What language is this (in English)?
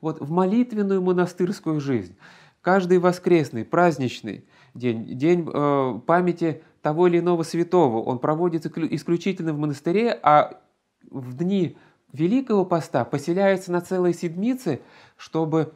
Russian